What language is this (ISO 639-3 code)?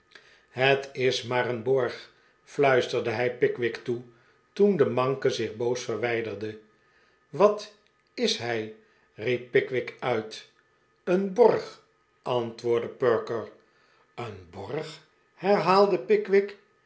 nld